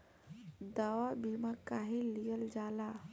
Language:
Bhojpuri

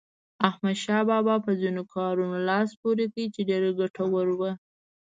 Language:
Pashto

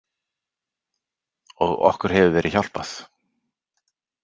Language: Icelandic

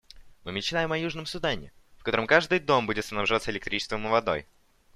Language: Russian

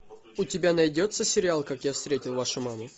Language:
Russian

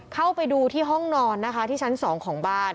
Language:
Thai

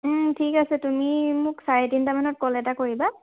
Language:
Assamese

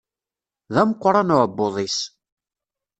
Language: Kabyle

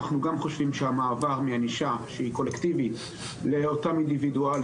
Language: Hebrew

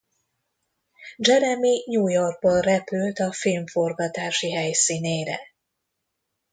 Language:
Hungarian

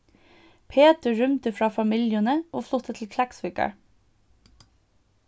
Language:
Faroese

